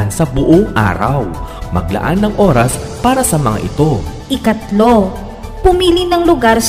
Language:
Filipino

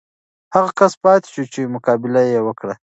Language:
Pashto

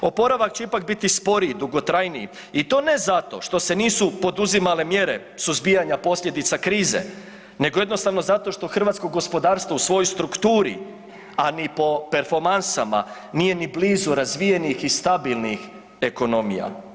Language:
Croatian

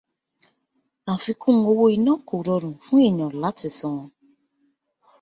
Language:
Yoruba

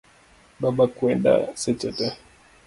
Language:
Luo (Kenya and Tanzania)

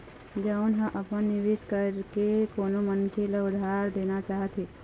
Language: Chhattisgarhi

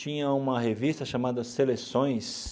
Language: Portuguese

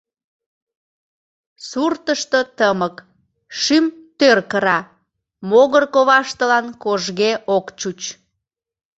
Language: Mari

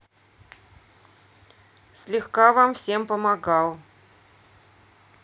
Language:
Russian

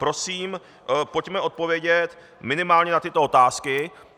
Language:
Czech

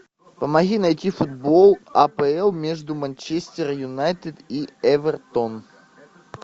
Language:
Russian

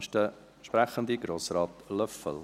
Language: Swiss German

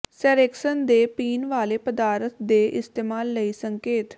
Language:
Punjabi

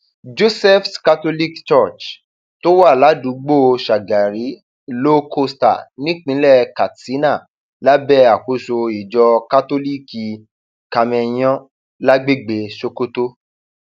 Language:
Yoruba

